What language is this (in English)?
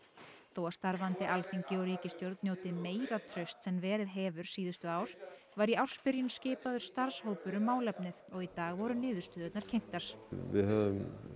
Icelandic